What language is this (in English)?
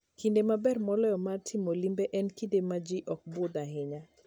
Luo (Kenya and Tanzania)